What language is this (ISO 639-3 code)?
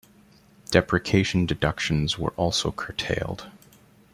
eng